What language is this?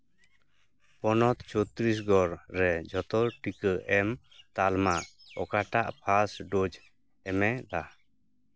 Santali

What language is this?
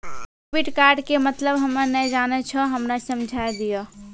Maithili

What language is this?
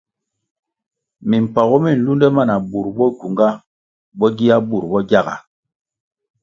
Kwasio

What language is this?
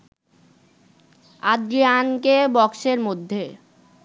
Bangla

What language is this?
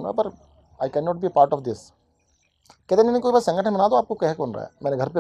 Hindi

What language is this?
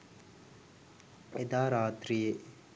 Sinhala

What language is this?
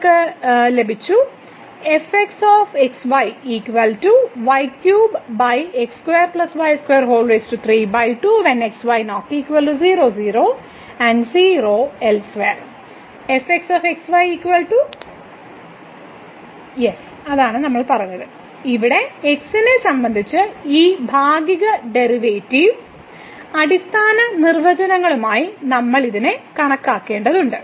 Malayalam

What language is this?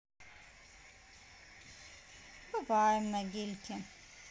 Russian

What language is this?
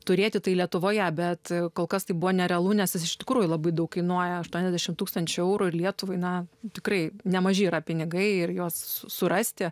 Lithuanian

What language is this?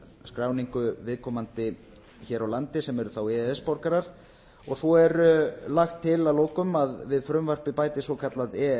Icelandic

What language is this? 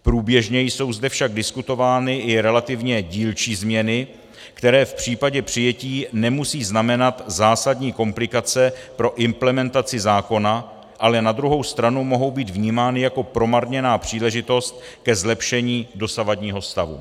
Czech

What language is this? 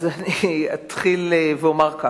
Hebrew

